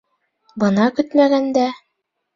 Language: Bashkir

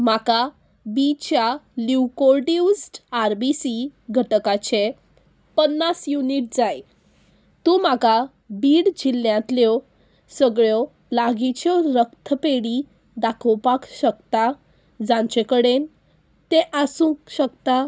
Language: Konkani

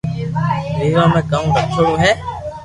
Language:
Loarki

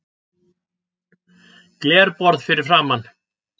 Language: Icelandic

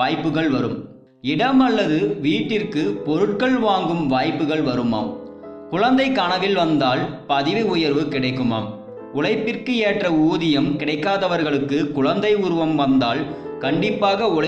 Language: Tamil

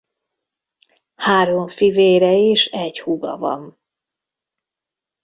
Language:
Hungarian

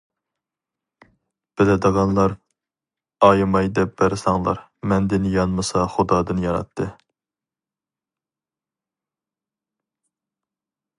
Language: Uyghur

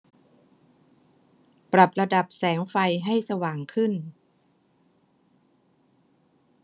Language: Thai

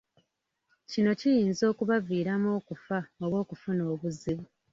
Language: Ganda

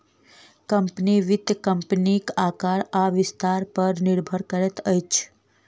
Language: Maithili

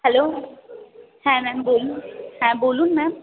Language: Bangla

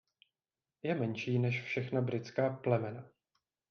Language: Czech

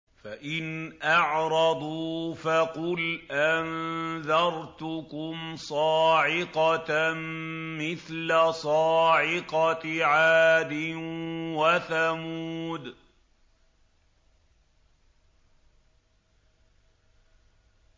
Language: Arabic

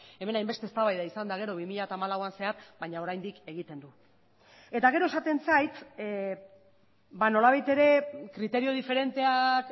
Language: Basque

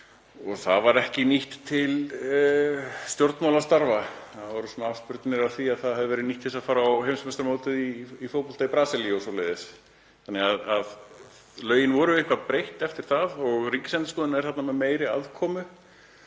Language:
Icelandic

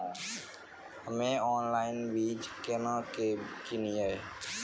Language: Maithili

